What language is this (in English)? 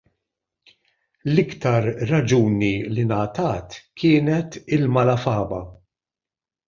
Maltese